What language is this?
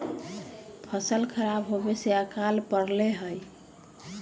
Magahi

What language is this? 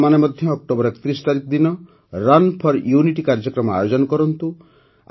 Odia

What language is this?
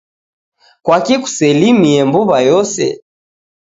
Taita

